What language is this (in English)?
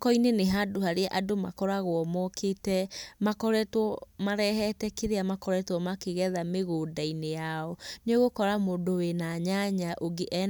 Kikuyu